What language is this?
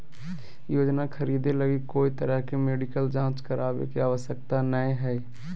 Magahi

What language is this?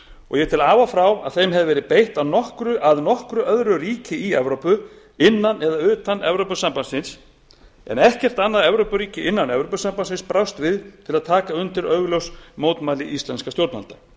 Icelandic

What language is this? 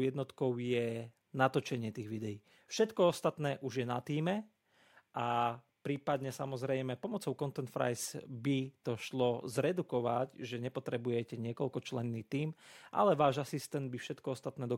Slovak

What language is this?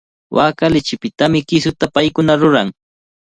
Cajatambo North Lima Quechua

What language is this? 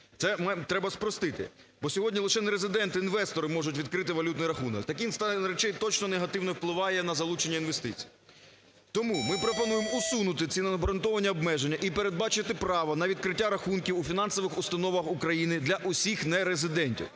Ukrainian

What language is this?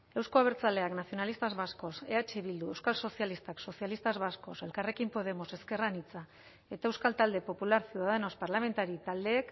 Basque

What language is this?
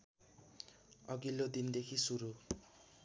Nepali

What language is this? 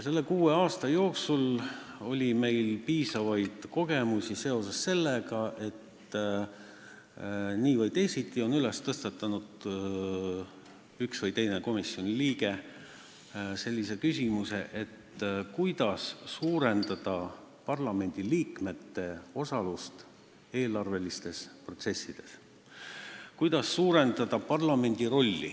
Estonian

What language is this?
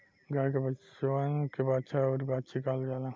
Bhojpuri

